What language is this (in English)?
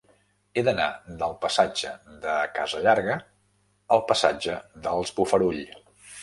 Catalan